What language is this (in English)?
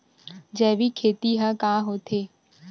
Chhattisgarhi